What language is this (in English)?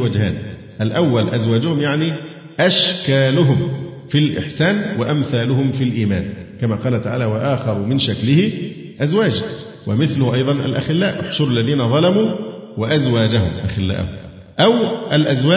Arabic